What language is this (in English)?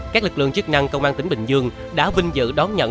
Vietnamese